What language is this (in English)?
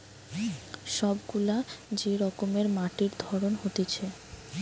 Bangla